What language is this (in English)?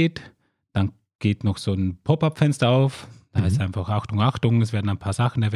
German